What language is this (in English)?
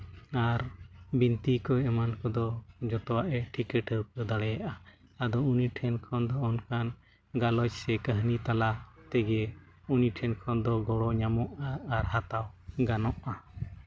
Santali